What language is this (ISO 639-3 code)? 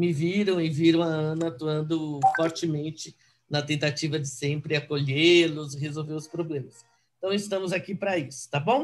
por